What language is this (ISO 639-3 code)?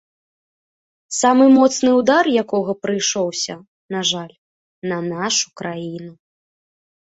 bel